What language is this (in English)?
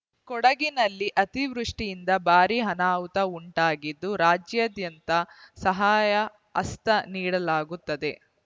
Kannada